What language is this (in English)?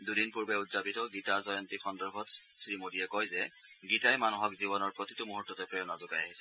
Assamese